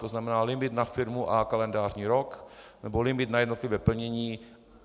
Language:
Czech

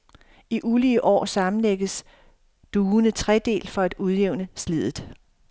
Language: Danish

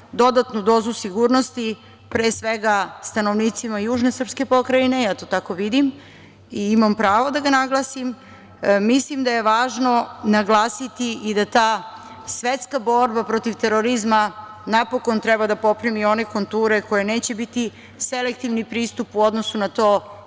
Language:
Serbian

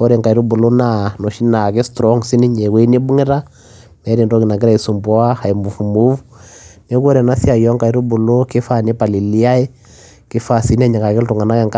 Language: Masai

